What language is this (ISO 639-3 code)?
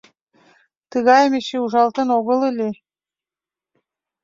chm